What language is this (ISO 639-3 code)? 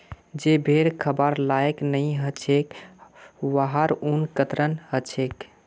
mag